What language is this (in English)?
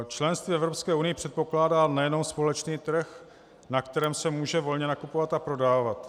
Czech